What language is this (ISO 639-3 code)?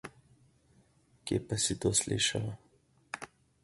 slv